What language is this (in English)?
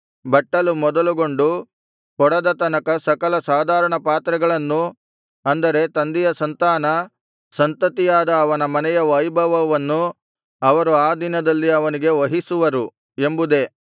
Kannada